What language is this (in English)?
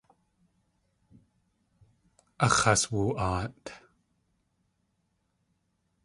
Tlingit